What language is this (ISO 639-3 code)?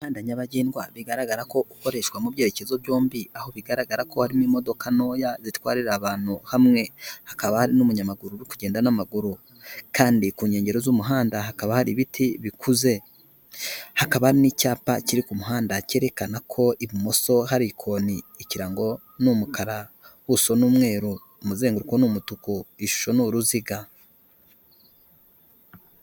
kin